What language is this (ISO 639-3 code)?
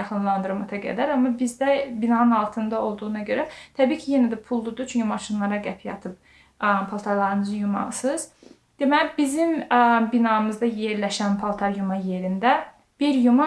tur